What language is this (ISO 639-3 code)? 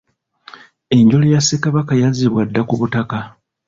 lug